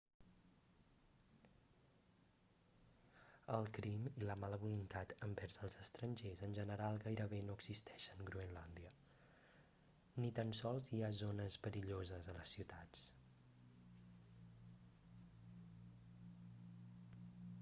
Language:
Catalan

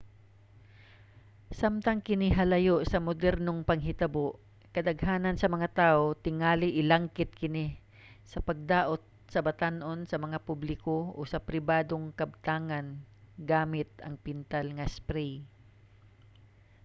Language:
Cebuano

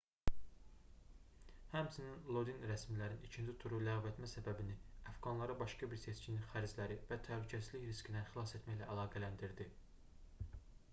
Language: Azerbaijani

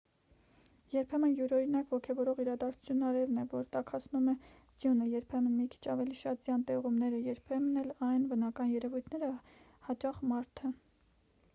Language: Armenian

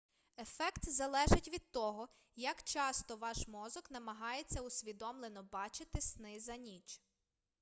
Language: Ukrainian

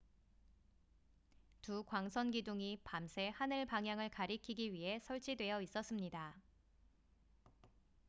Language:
Korean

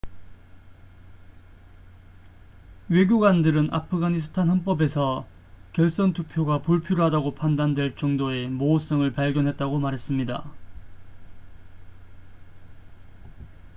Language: Korean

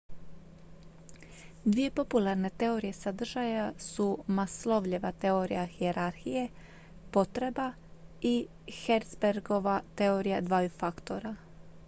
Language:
Croatian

